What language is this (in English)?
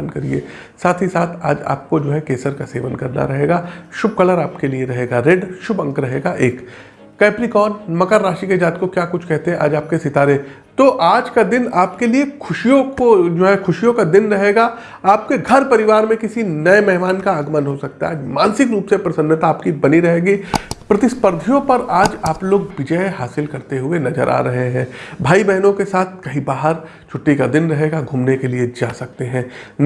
Hindi